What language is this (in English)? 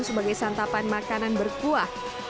Indonesian